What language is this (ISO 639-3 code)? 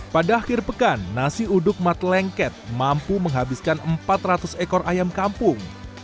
ind